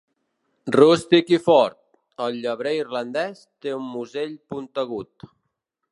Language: Catalan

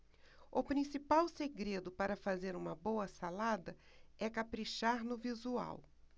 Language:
Portuguese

